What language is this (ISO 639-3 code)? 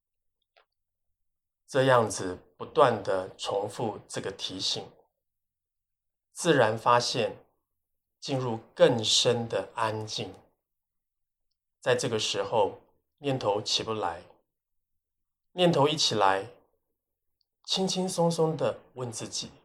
zho